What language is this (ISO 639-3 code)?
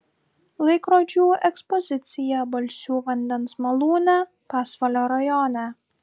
lit